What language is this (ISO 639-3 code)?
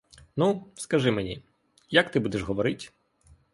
ukr